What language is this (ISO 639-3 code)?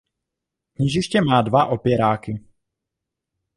ces